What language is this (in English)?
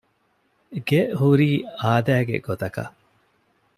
Divehi